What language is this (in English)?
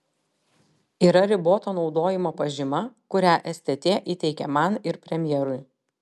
Lithuanian